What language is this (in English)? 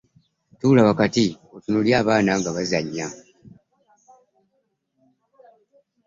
Ganda